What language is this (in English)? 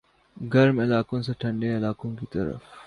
Urdu